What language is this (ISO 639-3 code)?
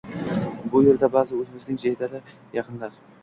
uzb